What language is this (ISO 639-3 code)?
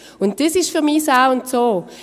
gsw